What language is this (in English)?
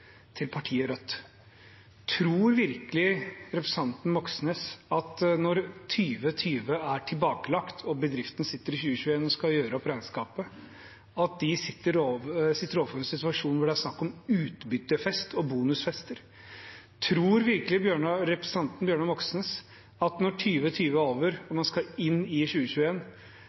Norwegian Bokmål